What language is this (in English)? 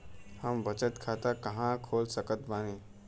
Bhojpuri